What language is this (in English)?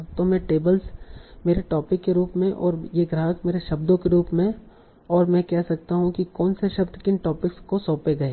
Hindi